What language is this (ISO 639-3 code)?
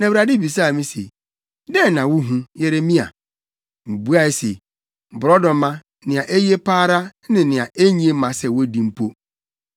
aka